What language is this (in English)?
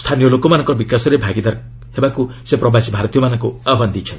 Odia